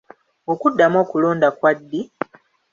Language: Ganda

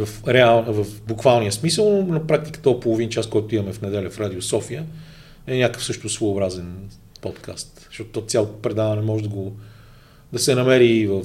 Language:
Bulgarian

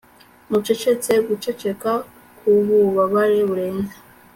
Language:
Kinyarwanda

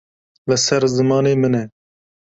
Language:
Kurdish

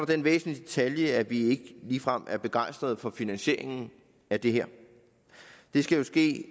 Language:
Danish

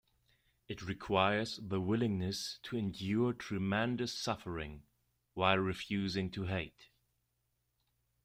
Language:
English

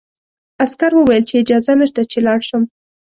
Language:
Pashto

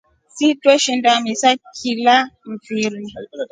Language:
Rombo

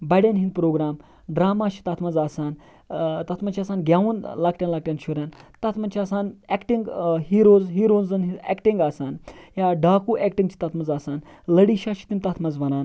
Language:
Kashmiri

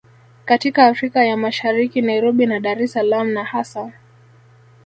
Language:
Swahili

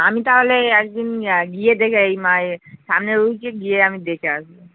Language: Bangla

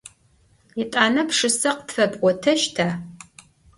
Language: Adyghe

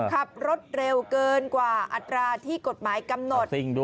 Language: Thai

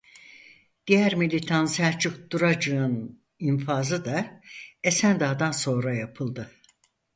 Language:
Turkish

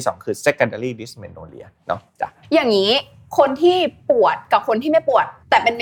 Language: Thai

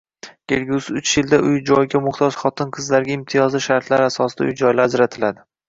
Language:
Uzbek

